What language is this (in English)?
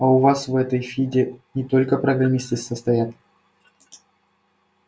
Russian